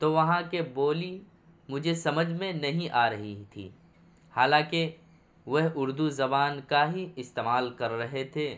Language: Urdu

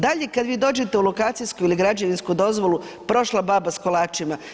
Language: Croatian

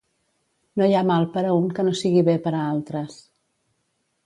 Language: Catalan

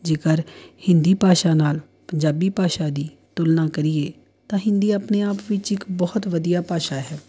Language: Punjabi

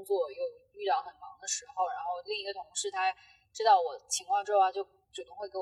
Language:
Chinese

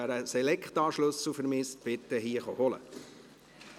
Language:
Swiss German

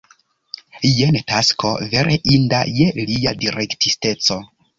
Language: Esperanto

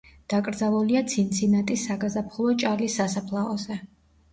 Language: Georgian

